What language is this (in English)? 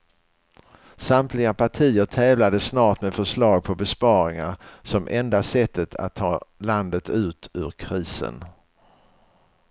Swedish